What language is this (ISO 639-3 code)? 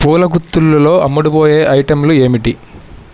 tel